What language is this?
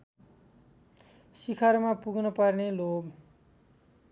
Nepali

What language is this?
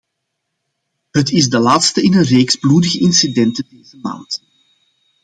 Dutch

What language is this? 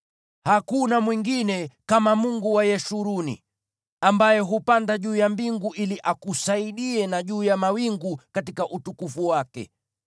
Swahili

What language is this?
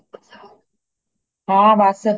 Punjabi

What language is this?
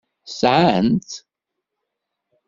Kabyle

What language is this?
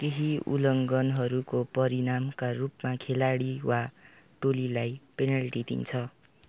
Nepali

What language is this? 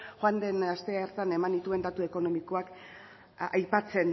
Basque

